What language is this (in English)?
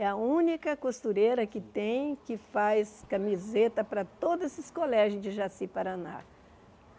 Portuguese